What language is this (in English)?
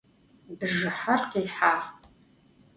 Adyghe